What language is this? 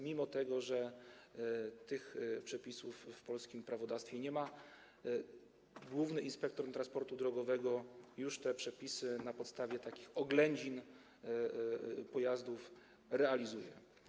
Polish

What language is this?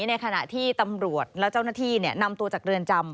Thai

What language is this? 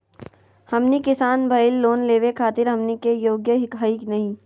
Magahi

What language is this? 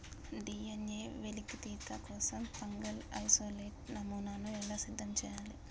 Telugu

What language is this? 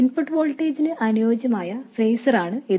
Malayalam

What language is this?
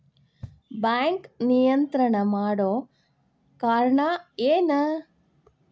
Kannada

